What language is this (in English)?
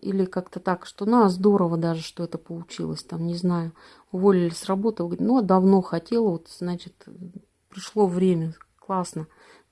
Russian